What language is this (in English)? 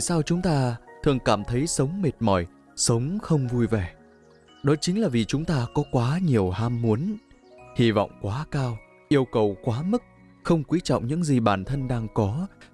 Vietnamese